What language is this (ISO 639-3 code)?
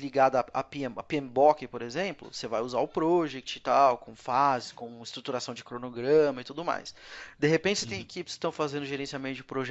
por